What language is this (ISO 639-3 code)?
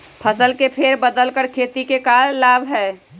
mag